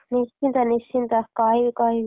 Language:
Odia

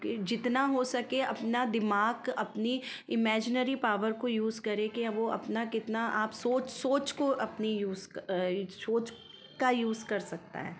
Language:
Hindi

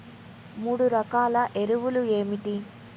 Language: Telugu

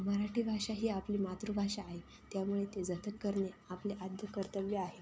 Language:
Marathi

